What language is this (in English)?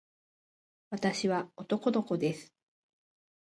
Japanese